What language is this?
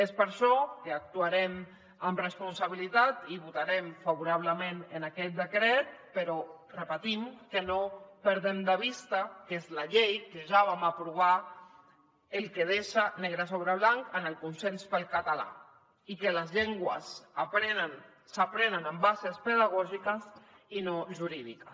Catalan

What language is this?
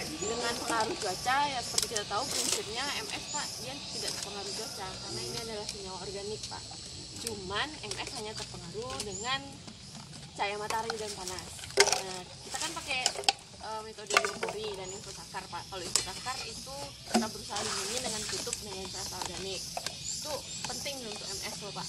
Indonesian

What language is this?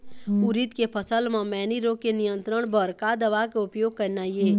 Chhattisgarhi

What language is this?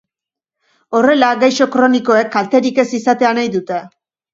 Basque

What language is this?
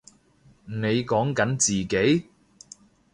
Cantonese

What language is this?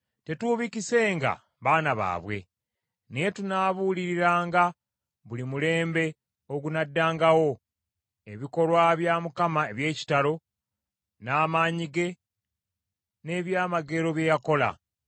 Ganda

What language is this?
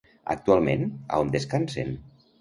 Catalan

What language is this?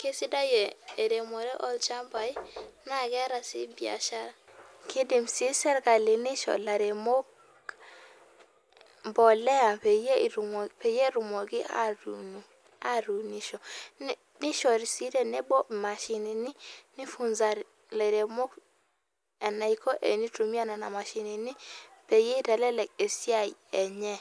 Masai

